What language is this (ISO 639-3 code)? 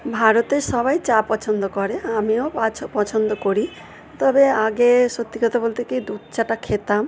ben